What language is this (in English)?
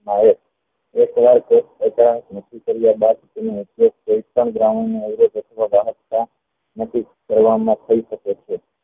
Gujarati